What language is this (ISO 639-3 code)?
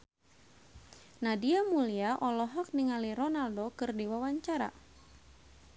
sun